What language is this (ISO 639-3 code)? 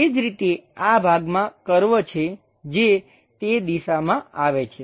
guj